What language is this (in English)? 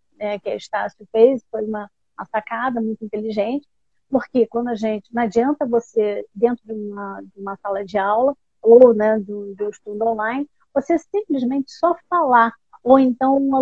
Portuguese